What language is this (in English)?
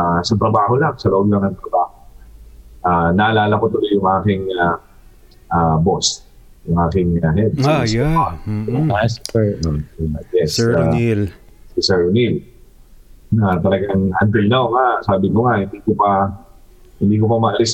Filipino